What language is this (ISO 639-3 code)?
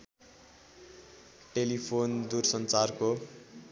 nep